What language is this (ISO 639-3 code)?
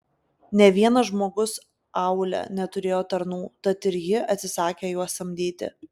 lit